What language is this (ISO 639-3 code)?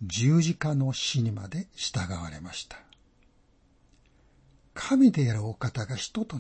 jpn